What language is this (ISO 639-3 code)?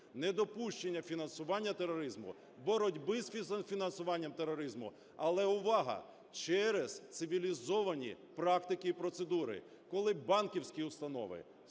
ukr